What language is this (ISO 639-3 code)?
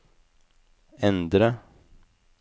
nor